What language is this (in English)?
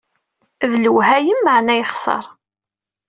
Kabyle